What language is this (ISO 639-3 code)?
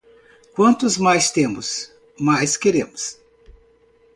por